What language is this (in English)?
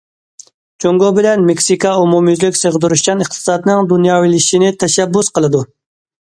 Uyghur